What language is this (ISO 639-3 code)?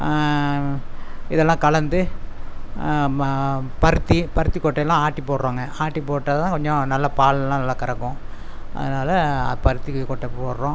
tam